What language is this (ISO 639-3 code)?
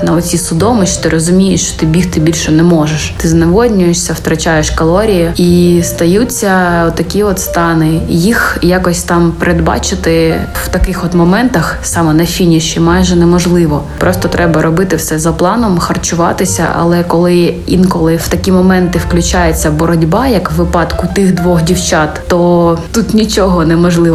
ukr